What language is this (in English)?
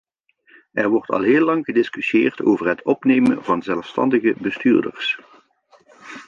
Dutch